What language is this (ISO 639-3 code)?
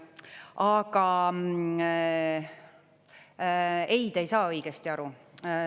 est